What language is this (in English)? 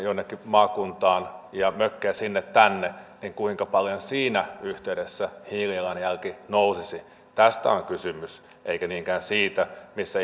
Finnish